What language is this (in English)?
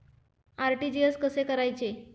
Marathi